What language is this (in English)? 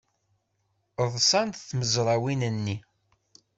Kabyle